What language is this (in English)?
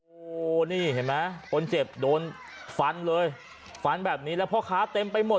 Thai